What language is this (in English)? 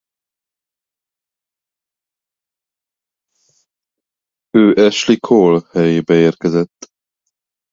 Hungarian